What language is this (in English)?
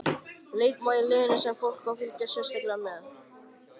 Icelandic